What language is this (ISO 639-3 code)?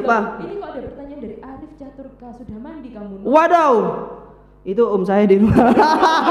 ind